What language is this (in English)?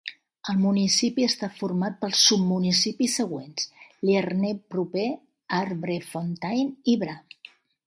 Catalan